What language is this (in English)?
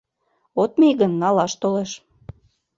Mari